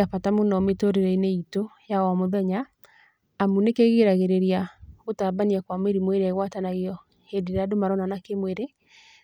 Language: Kikuyu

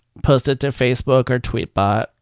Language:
English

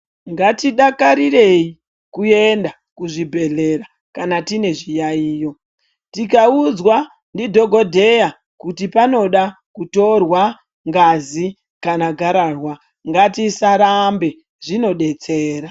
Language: Ndau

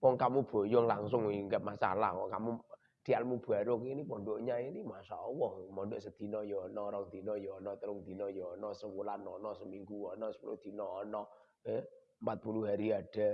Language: Indonesian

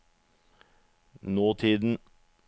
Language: Norwegian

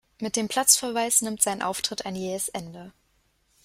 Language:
German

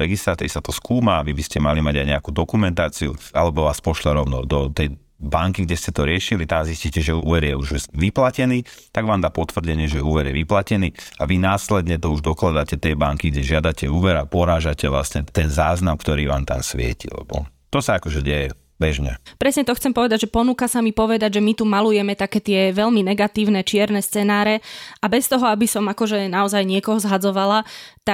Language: Slovak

